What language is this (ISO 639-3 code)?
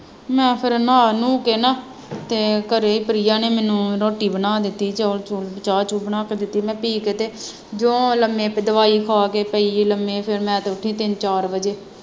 pan